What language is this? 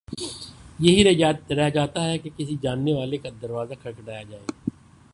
Urdu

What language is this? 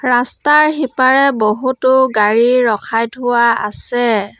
Assamese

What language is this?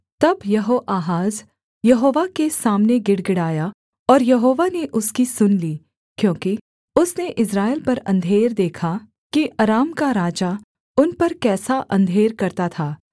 Hindi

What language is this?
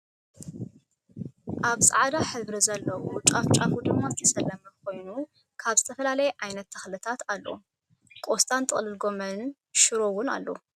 Tigrinya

